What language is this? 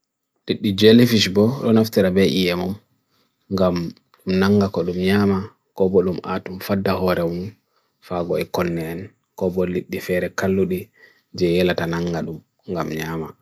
Bagirmi Fulfulde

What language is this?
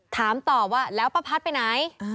Thai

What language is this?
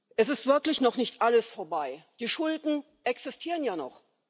German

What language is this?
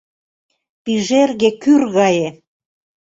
Mari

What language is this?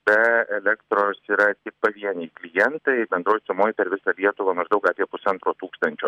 Lithuanian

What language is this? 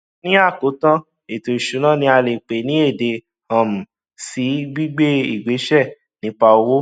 Yoruba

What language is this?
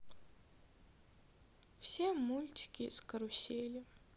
Russian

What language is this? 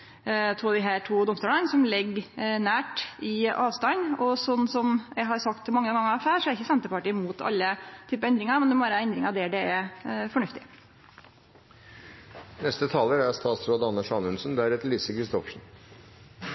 Norwegian Nynorsk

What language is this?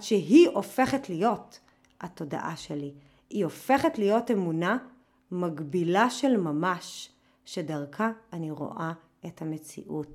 Hebrew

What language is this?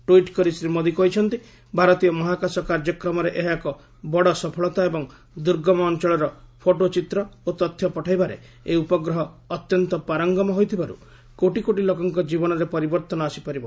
Odia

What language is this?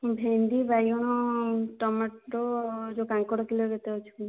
Odia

